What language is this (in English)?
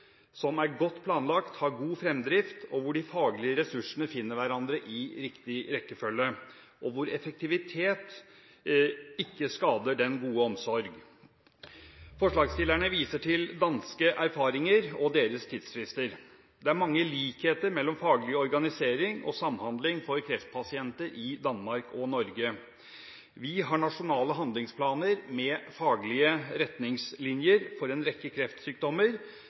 Norwegian Bokmål